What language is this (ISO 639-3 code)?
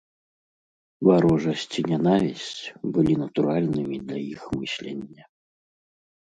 bel